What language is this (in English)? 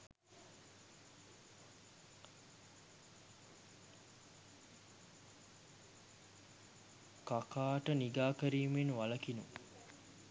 Sinhala